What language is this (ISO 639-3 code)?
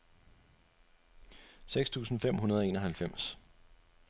dan